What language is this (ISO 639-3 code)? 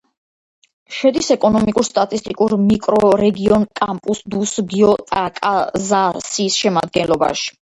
kat